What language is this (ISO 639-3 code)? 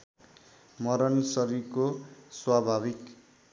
nep